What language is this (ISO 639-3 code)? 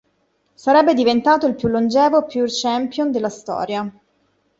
ita